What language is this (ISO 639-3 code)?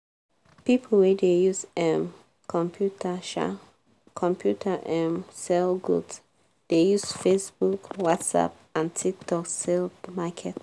pcm